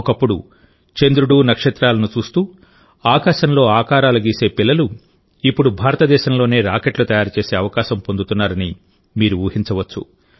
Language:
Telugu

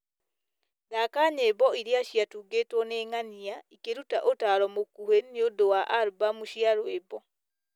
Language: Kikuyu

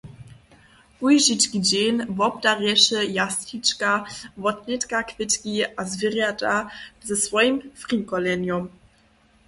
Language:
Upper Sorbian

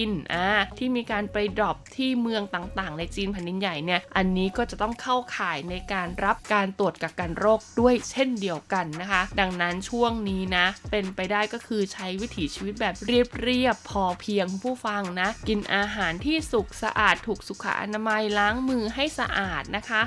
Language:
Thai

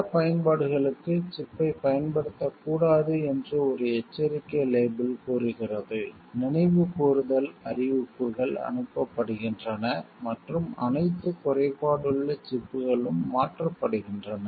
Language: Tamil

